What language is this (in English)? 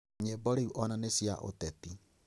Kikuyu